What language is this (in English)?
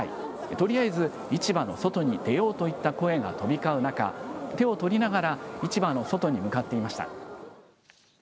Japanese